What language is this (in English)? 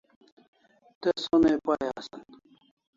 Kalasha